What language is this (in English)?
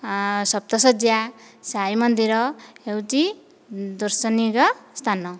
Odia